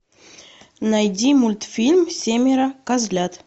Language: Russian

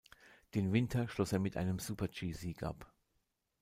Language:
German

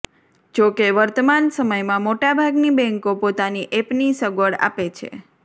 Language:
Gujarati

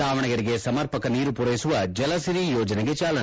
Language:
Kannada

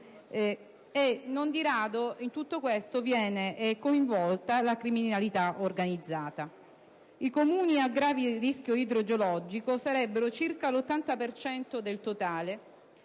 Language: Italian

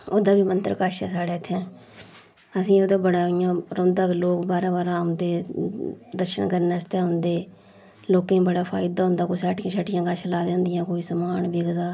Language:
Dogri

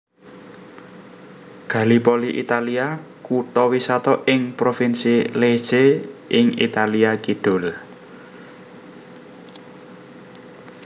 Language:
Javanese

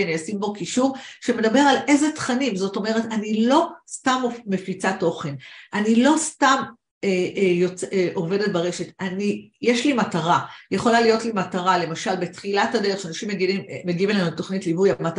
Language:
Hebrew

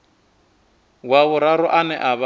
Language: Venda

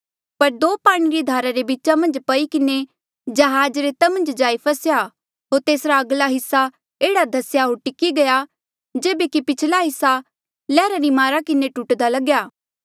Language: Mandeali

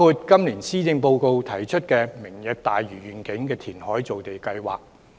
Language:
Cantonese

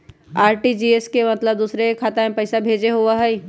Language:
Magahi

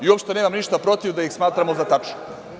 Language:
Serbian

